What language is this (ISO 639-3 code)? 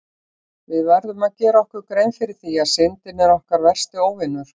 isl